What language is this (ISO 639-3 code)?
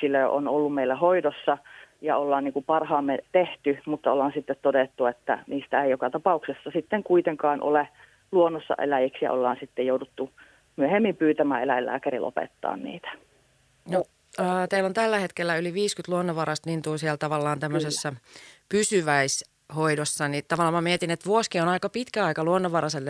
fin